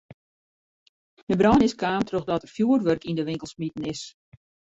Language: Western Frisian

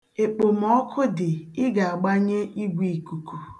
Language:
Igbo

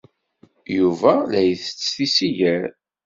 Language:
Kabyle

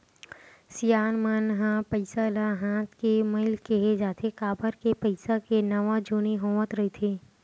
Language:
Chhattisgarhi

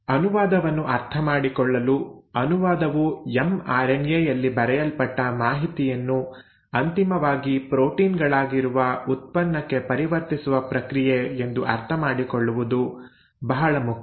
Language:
Kannada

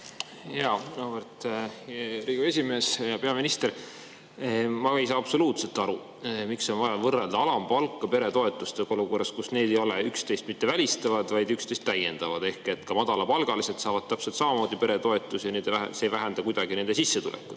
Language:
Estonian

